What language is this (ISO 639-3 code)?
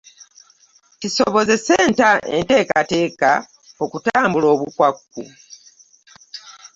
lug